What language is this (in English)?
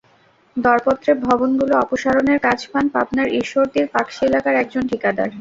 Bangla